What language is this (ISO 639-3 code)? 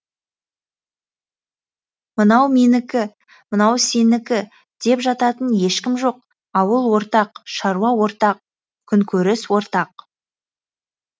kaz